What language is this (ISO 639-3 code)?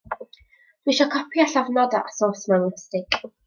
cym